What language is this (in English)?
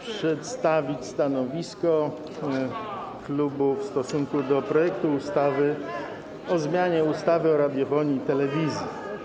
Polish